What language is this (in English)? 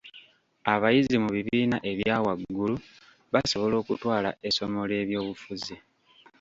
Ganda